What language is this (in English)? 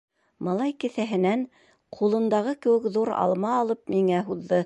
Bashkir